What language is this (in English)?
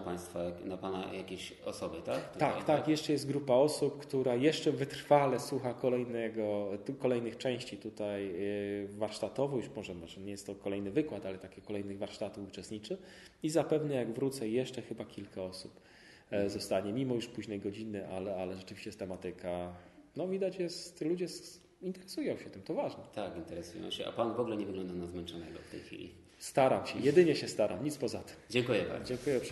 Polish